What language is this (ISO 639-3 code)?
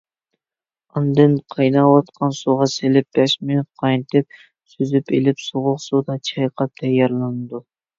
uig